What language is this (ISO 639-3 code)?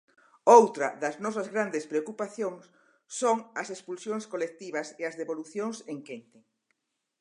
glg